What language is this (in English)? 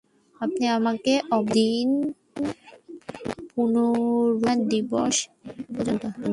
Bangla